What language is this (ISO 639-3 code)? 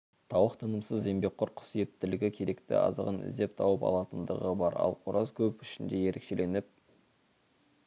kaz